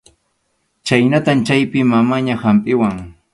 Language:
Arequipa-La Unión Quechua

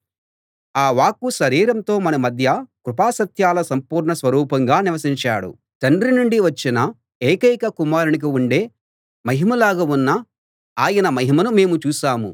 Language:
Telugu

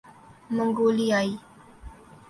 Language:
Urdu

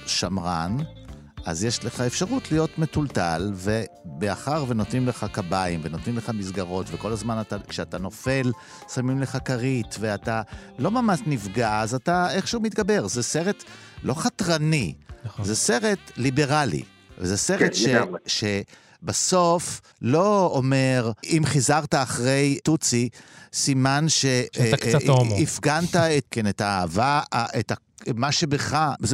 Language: Hebrew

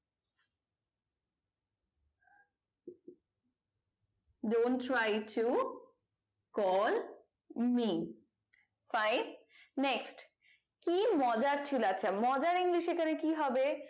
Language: Bangla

